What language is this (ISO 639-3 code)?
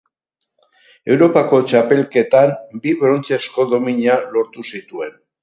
eus